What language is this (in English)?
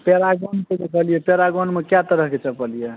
Maithili